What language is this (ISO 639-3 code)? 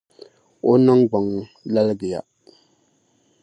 dag